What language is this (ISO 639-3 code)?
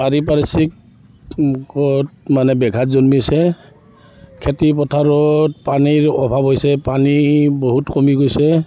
asm